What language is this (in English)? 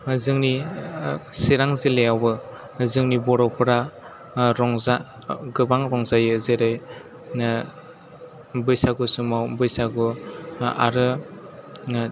Bodo